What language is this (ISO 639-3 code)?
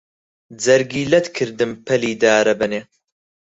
ckb